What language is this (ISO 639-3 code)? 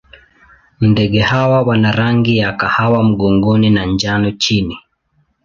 swa